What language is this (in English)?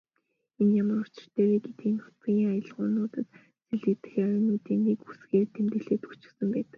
Mongolian